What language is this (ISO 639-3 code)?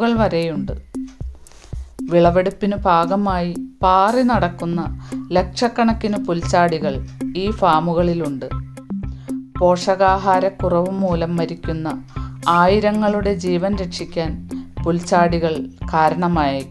hin